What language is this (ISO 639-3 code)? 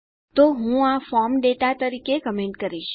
guj